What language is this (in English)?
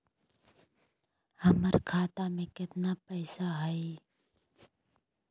Magahi